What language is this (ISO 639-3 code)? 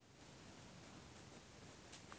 rus